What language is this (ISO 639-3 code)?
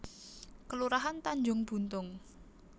jav